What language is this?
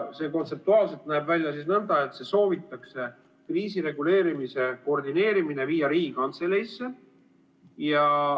Estonian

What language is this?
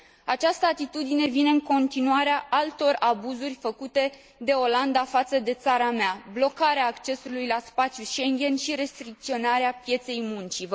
Romanian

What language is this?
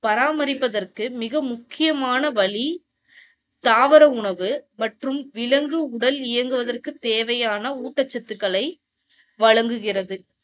Tamil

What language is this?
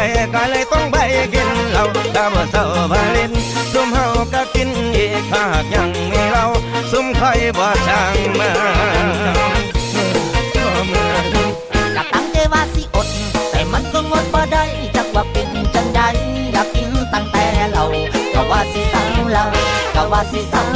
Thai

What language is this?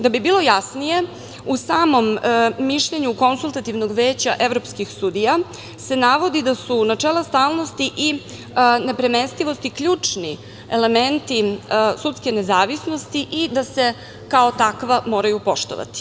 Serbian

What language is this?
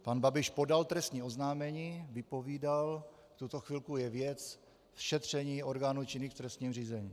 Czech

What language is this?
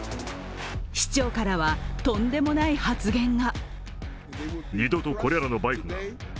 Japanese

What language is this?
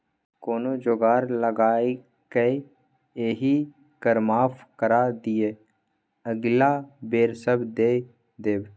Maithili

